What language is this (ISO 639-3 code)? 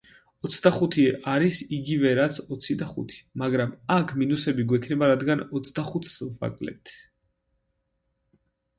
kat